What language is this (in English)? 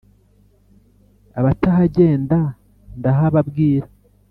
Kinyarwanda